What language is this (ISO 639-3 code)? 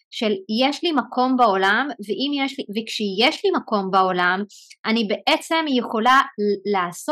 heb